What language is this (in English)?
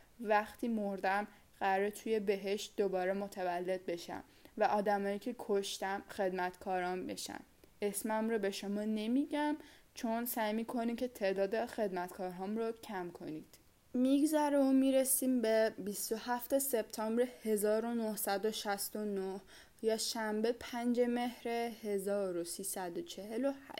Persian